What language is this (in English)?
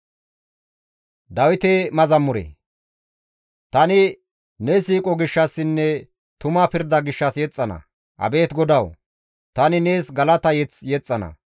Gamo